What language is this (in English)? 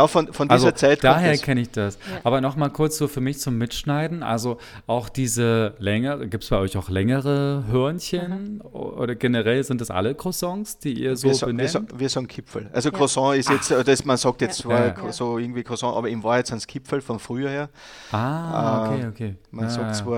German